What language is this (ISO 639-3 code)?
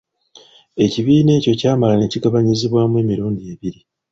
lug